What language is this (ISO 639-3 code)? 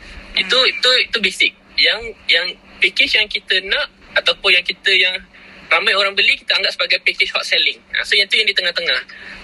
msa